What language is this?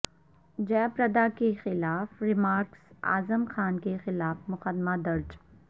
Urdu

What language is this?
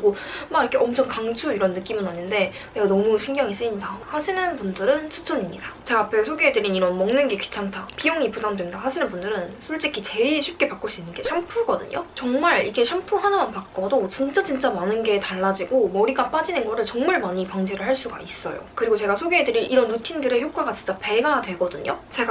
Korean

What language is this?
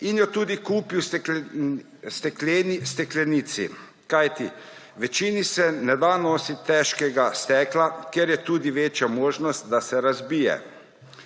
Slovenian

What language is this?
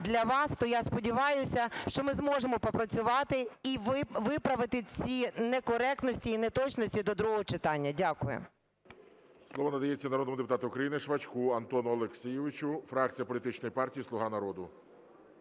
Ukrainian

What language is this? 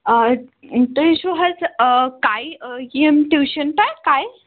Kashmiri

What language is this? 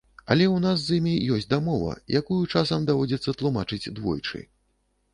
Belarusian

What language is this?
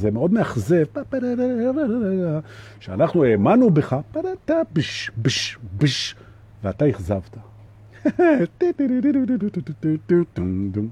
Hebrew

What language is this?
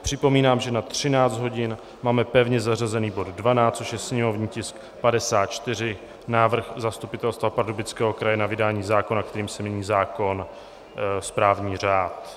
Czech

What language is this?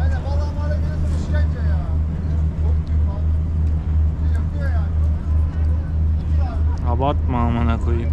Turkish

